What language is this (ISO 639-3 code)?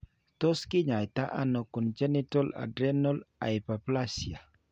kln